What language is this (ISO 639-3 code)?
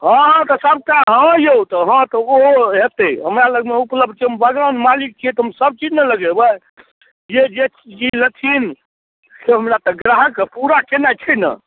mai